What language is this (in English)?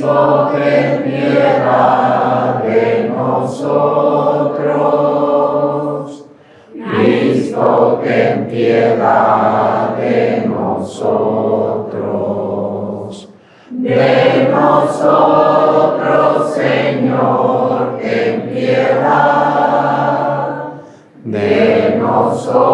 Spanish